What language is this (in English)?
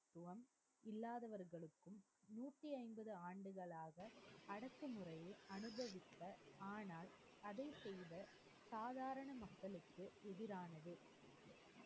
Tamil